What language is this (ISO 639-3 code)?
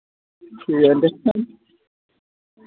doi